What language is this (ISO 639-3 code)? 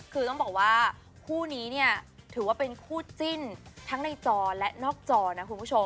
tha